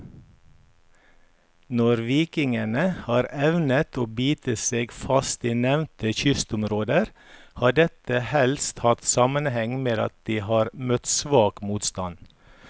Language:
Norwegian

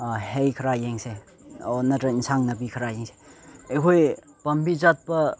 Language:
Manipuri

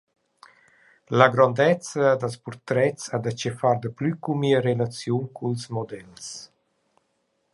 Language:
Romansh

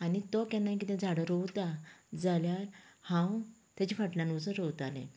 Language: Konkani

